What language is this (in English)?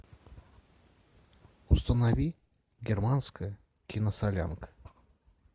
Russian